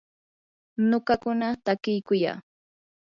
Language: Yanahuanca Pasco Quechua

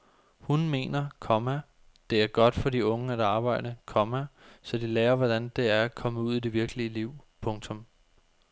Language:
Danish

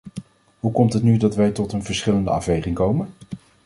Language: Dutch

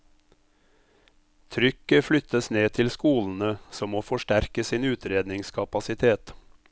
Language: Norwegian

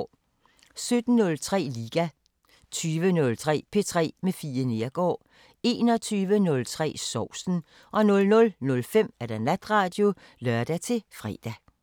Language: Danish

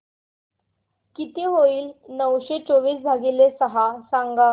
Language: Marathi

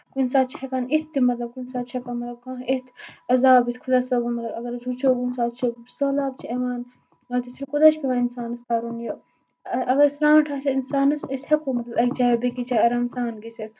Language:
Kashmiri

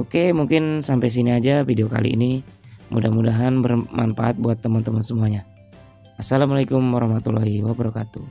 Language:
Indonesian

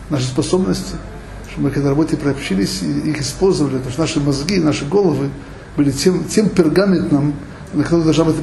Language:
Russian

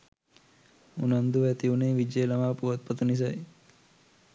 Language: Sinhala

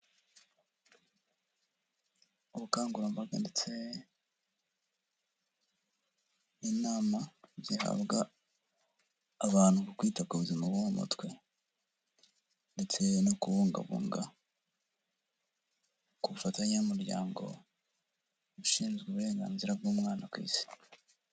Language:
Kinyarwanda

